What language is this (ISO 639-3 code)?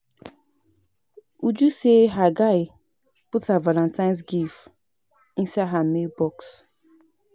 pcm